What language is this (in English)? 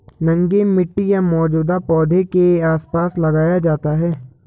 Hindi